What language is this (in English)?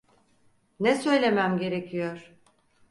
Turkish